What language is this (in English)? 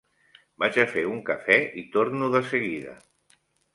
Catalan